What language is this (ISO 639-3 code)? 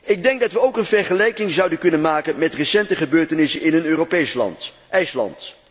nld